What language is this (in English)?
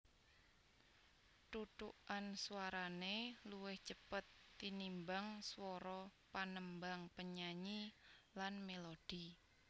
Javanese